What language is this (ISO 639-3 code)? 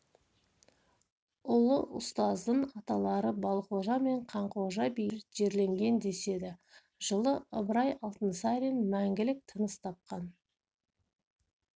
kaz